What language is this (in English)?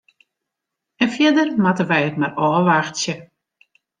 Western Frisian